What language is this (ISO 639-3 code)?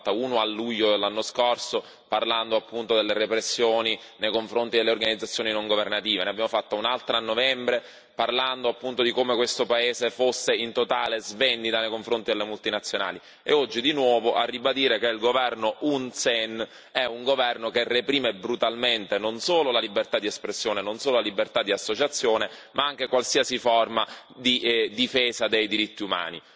ita